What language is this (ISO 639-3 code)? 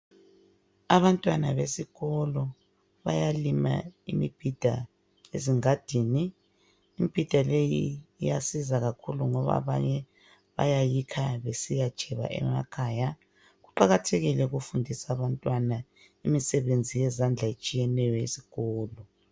nde